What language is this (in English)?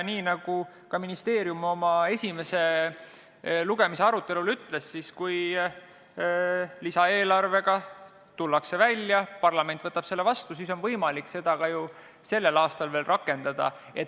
Estonian